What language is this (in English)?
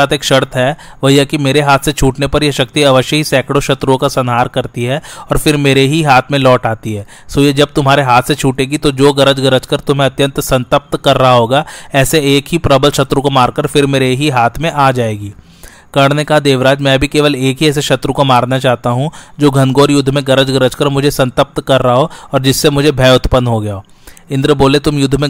Hindi